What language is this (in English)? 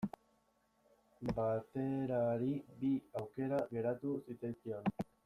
Basque